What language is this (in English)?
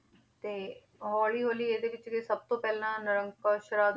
Punjabi